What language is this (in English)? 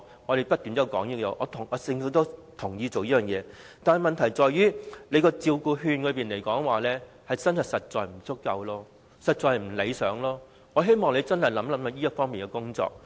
Cantonese